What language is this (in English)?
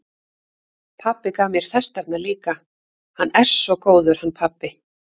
Icelandic